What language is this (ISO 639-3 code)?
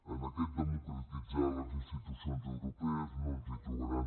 cat